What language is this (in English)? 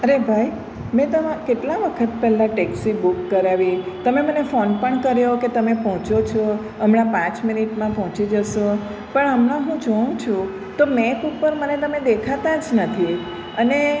Gujarati